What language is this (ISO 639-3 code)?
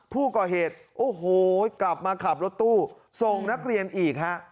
tha